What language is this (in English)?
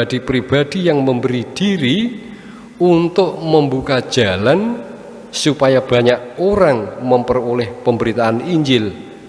Indonesian